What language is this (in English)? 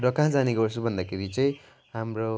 Nepali